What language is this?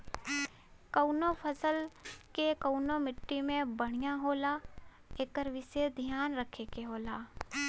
Bhojpuri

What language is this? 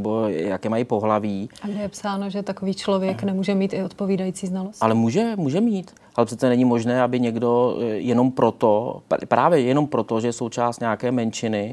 Czech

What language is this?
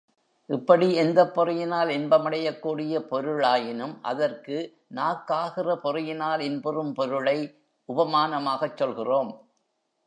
Tamil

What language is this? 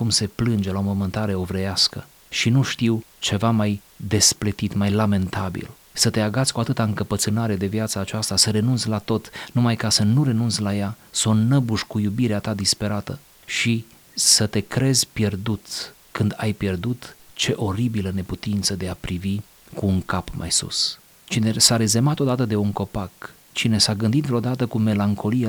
Romanian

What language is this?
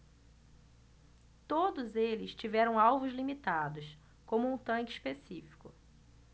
Portuguese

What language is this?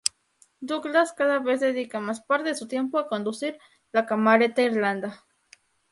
Spanish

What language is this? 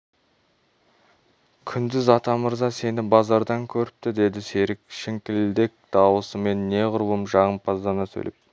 Kazakh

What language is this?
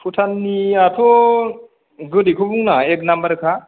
Bodo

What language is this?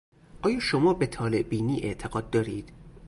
Persian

